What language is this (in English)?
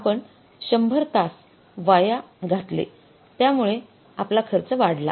Marathi